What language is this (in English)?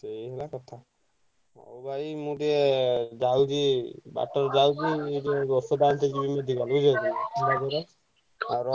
Odia